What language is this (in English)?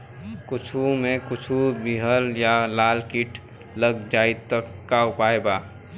Bhojpuri